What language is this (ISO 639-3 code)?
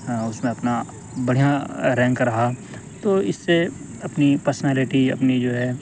urd